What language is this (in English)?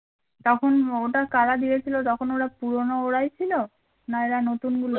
Bangla